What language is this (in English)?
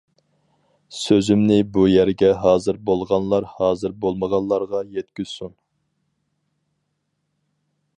Uyghur